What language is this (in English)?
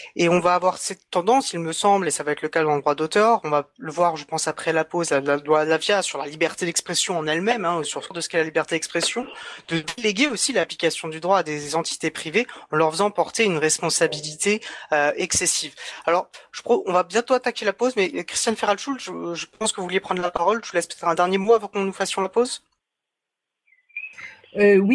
French